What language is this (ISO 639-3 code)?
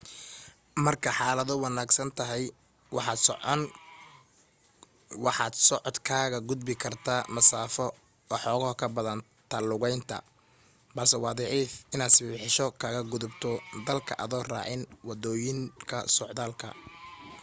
som